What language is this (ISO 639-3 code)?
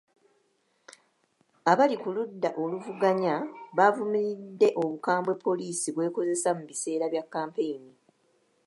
lug